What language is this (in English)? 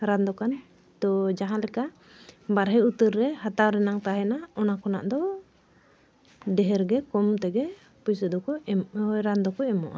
Santali